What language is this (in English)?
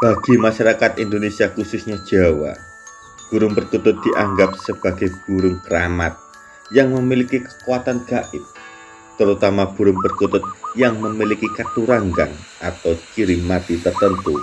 Indonesian